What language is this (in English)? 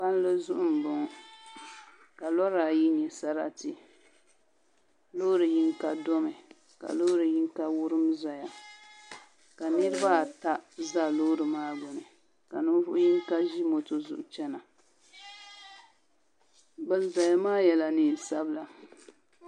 Dagbani